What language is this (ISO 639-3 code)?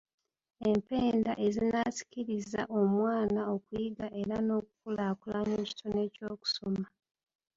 lug